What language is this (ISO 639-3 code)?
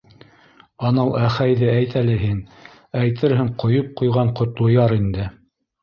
bak